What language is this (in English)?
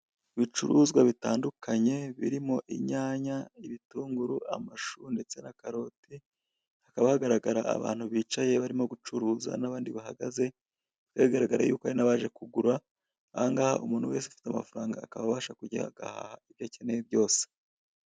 Kinyarwanda